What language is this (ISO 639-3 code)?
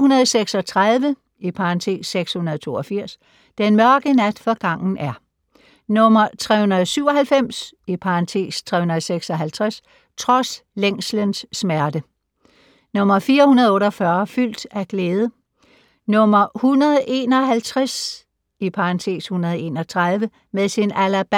dan